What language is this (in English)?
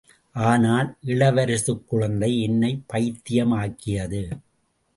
Tamil